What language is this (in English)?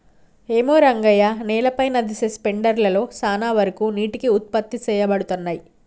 Telugu